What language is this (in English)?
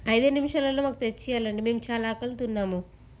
Telugu